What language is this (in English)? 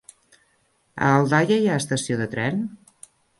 Catalan